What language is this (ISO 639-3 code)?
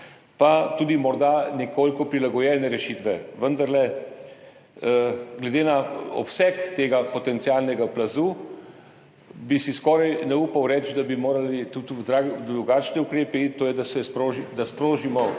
slv